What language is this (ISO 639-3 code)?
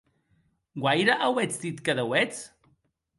oci